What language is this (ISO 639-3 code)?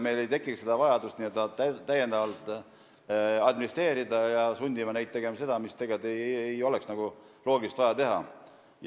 est